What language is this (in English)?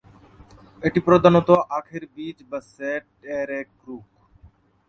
Bangla